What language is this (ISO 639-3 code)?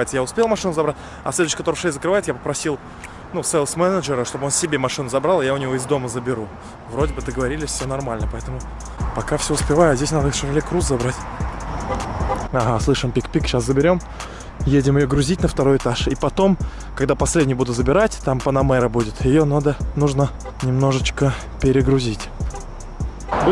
rus